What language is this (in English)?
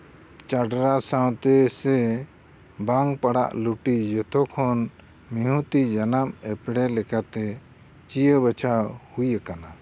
Santali